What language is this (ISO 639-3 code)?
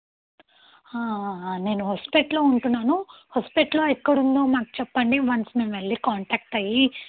tel